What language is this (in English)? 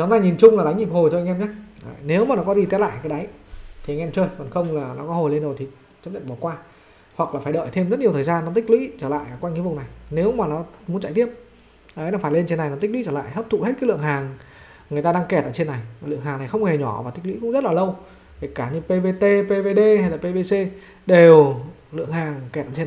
Vietnamese